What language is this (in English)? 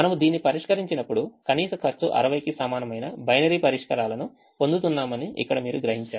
Telugu